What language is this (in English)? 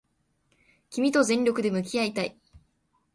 Japanese